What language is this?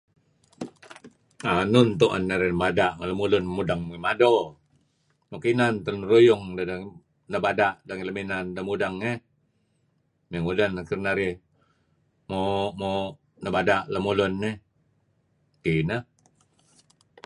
Kelabit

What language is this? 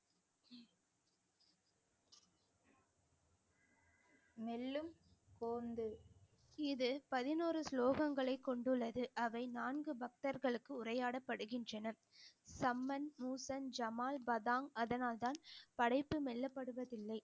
Tamil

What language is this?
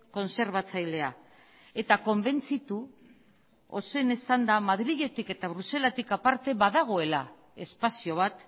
Basque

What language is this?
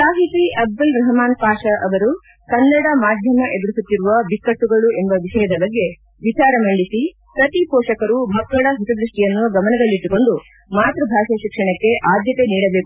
Kannada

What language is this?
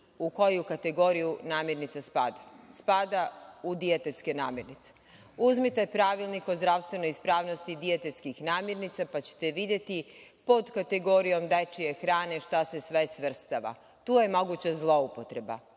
Serbian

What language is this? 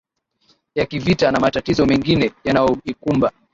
Swahili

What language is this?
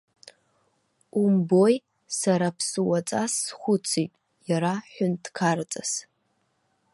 Abkhazian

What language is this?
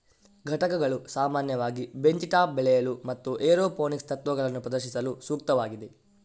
Kannada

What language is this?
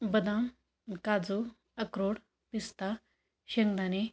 Marathi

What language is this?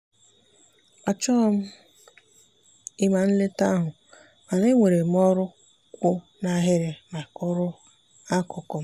Igbo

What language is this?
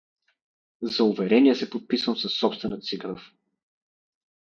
Bulgarian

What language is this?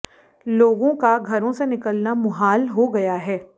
Hindi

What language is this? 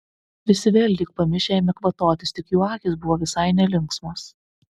Lithuanian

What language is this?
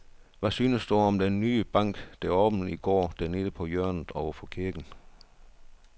Danish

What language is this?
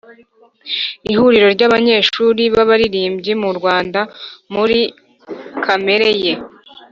Kinyarwanda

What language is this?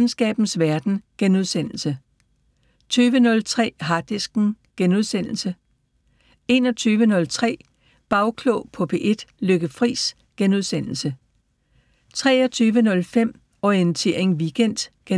Danish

